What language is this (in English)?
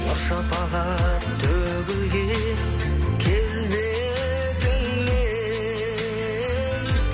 Kazakh